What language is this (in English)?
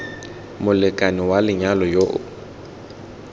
Tswana